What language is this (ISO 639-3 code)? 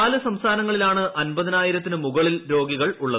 mal